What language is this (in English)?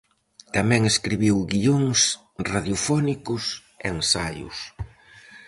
Galician